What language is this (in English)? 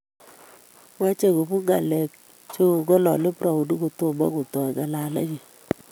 Kalenjin